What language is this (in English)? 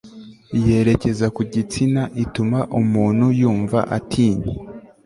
Kinyarwanda